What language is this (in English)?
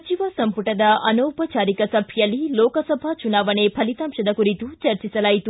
Kannada